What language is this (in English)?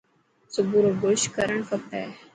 Dhatki